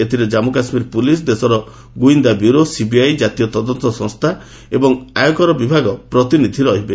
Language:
Odia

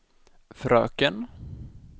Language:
Swedish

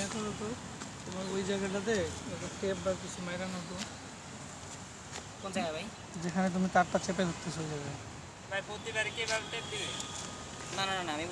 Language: Bangla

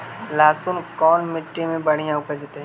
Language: Magahi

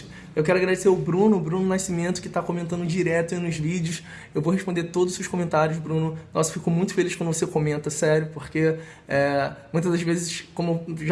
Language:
Portuguese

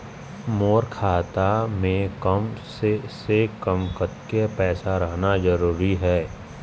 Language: Chhattisgarhi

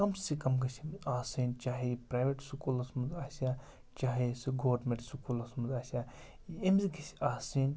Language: Kashmiri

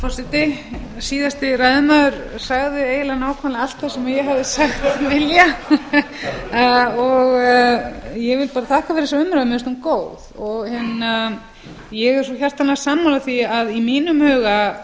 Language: Icelandic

